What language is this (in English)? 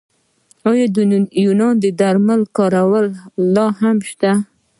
Pashto